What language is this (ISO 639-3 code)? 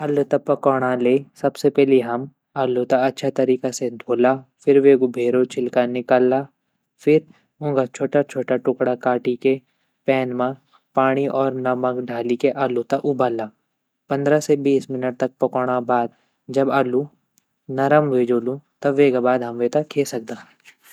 gbm